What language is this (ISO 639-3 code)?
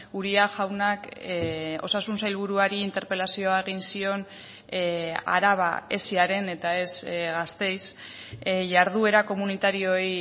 eus